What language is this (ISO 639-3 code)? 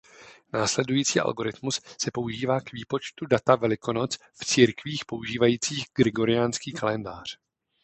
ces